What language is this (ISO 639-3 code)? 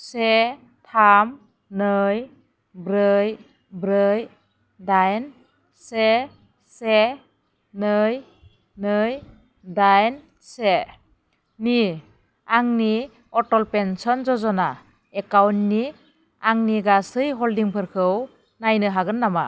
brx